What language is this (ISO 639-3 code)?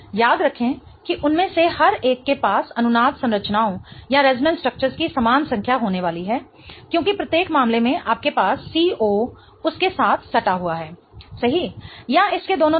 hin